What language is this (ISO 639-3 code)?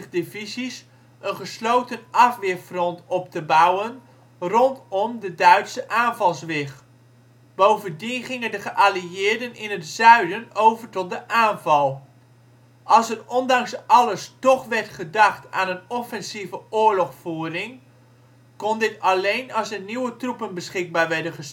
nld